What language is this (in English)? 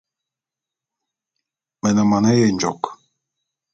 Bulu